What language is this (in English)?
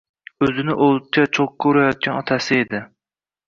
Uzbek